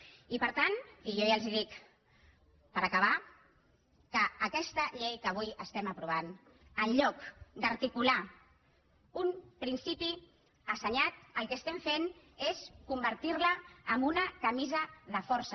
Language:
Catalan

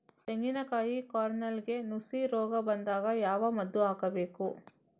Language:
Kannada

